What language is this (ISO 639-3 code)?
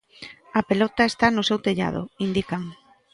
glg